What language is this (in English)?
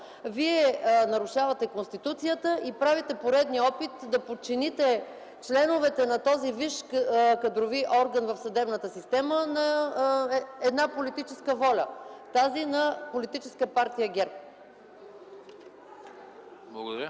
Bulgarian